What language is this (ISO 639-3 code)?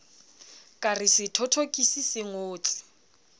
sot